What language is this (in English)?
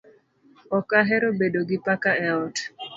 Luo (Kenya and Tanzania)